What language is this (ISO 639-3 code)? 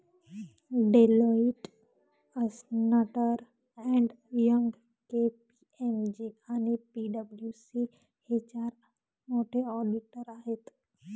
mar